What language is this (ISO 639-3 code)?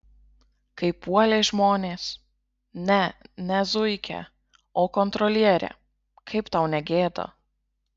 lit